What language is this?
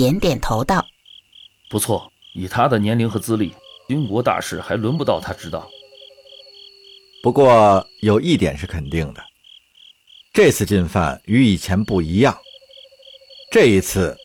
Chinese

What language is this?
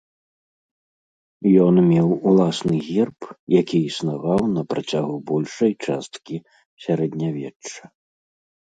Belarusian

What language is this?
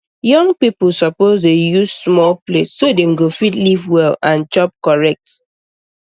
Nigerian Pidgin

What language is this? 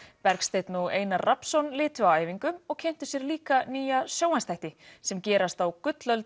Icelandic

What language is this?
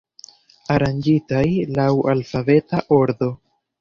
Esperanto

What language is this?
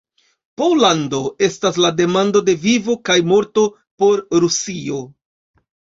Esperanto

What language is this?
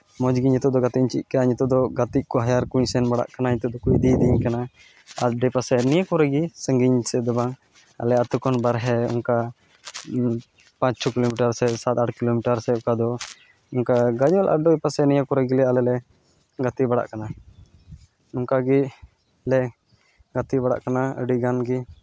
Santali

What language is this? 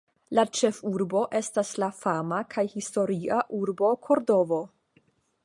Esperanto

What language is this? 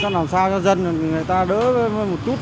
Vietnamese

